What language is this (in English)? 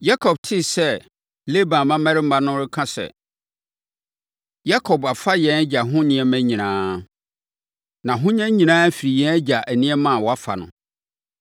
Akan